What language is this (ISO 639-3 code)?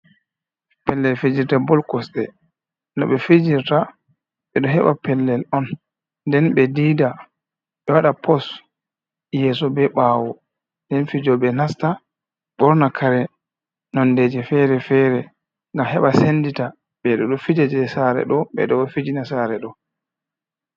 ful